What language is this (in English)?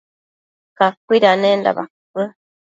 Matsés